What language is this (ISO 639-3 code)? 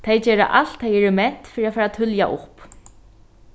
fao